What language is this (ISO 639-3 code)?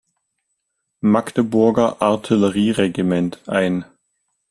deu